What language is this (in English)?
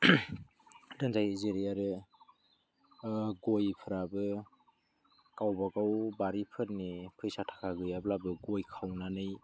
Bodo